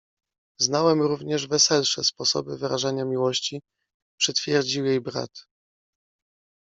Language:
Polish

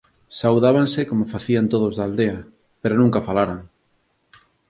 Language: Galician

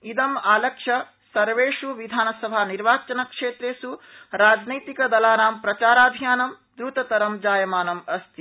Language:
Sanskrit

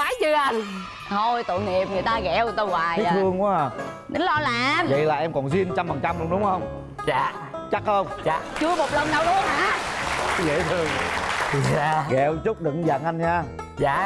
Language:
Vietnamese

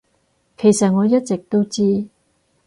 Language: Cantonese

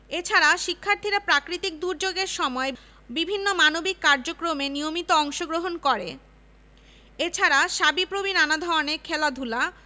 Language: Bangla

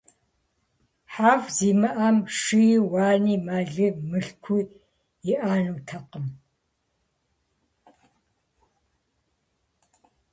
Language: Kabardian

